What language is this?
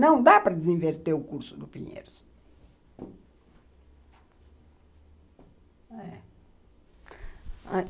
Portuguese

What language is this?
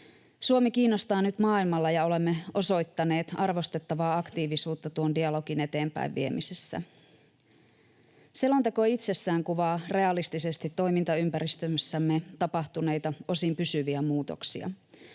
Finnish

